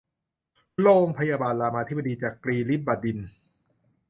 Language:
Thai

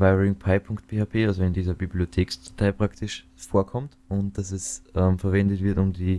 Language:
German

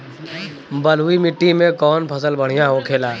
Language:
Bhojpuri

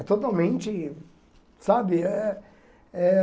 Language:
Portuguese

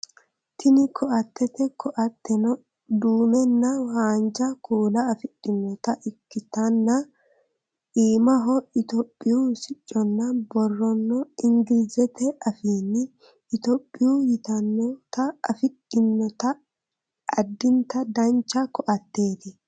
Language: Sidamo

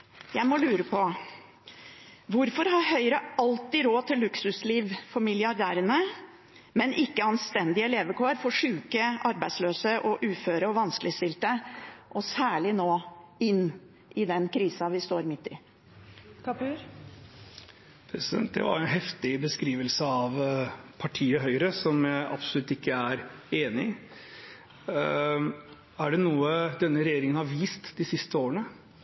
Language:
Norwegian Bokmål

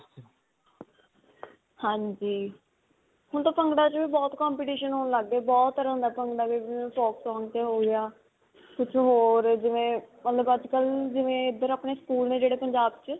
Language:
Punjabi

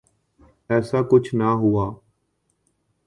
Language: Urdu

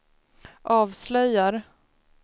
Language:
Swedish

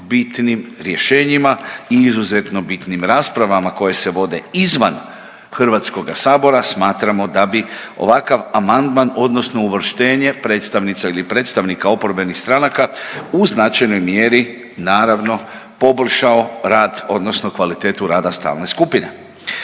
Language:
Croatian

